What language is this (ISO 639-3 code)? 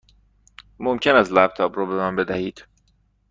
fas